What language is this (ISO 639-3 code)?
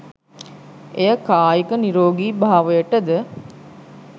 sin